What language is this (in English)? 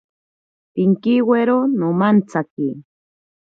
Ashéninka Perené